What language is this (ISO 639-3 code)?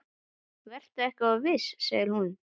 isl